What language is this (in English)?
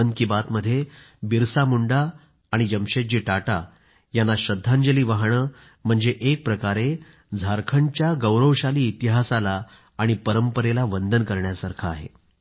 Marathi